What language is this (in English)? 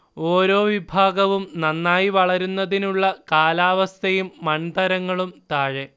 Malayalam